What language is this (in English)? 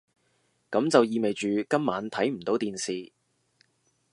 Cantonese